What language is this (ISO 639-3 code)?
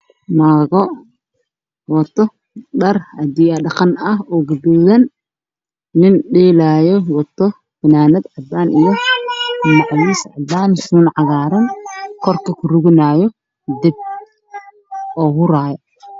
som